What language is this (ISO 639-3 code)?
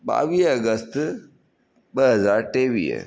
snd